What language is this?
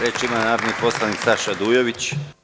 Serbian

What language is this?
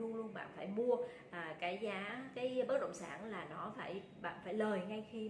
Vietnamese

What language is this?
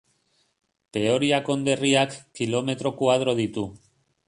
Basque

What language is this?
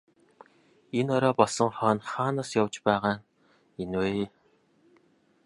Mongolian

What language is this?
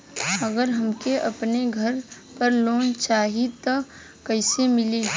Bhojpuri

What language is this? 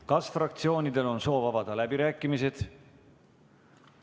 Estonian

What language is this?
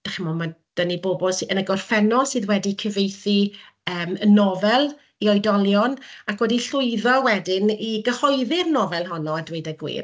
Welsh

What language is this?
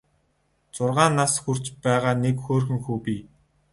Mongolian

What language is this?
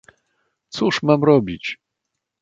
Polish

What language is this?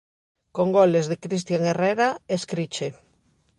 Galician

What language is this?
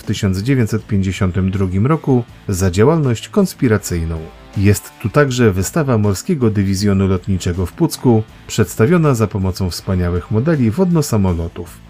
Polish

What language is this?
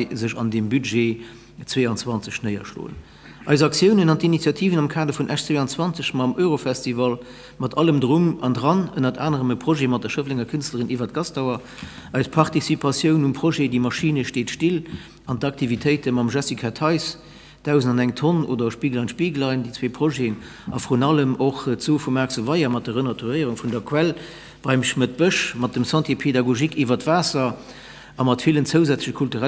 German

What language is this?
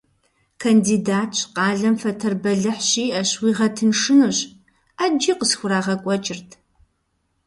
Kabardian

